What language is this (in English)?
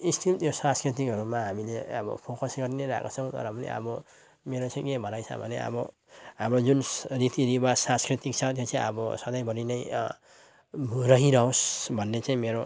Nepali